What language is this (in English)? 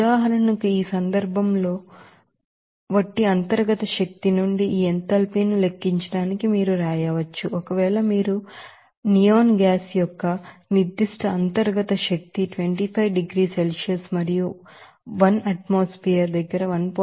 Telugu